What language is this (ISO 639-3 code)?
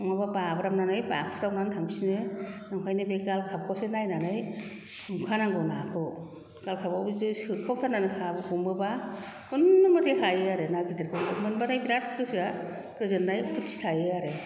brx